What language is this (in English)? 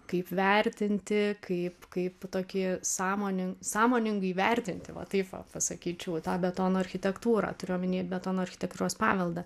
Lithuanian